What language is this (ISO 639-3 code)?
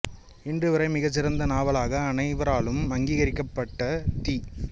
tam